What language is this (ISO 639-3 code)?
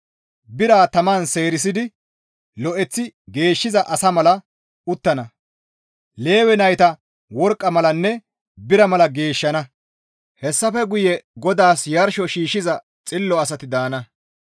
gmv